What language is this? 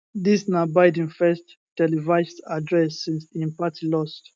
Nigerian Pidgin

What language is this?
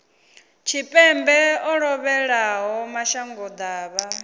Venda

